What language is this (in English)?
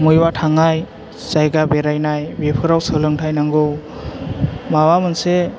Bodo